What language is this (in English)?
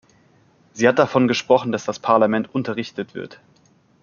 German